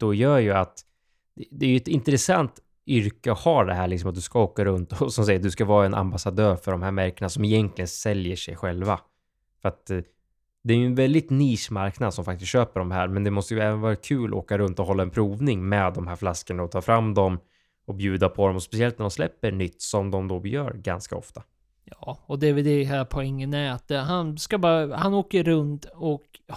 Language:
Swedish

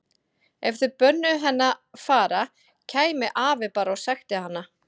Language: Icelandic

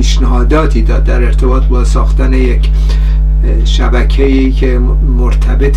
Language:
Persian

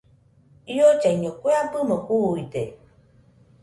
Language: Nüpode Huitoto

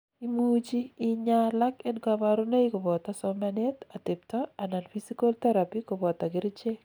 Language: Kalenjin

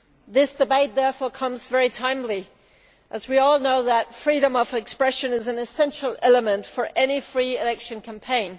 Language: English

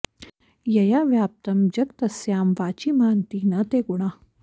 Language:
Sanskrit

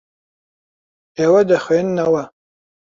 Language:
Central Kurdish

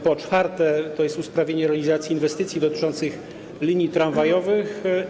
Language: Polish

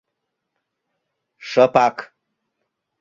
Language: Mari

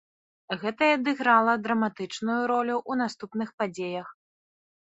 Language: Belarusian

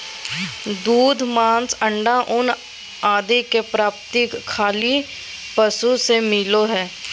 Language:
Magahi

